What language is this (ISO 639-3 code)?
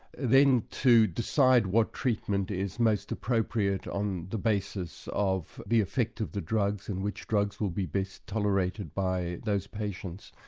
eng